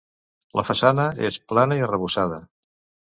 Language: Catalan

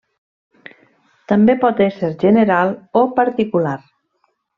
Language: Catalan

